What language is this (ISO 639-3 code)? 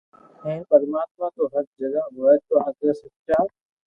lrk